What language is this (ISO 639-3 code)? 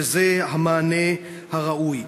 heb